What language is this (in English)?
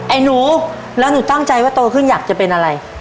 Thai